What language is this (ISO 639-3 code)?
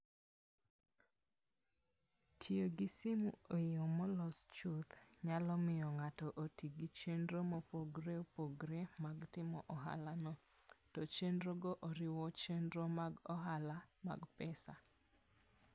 luo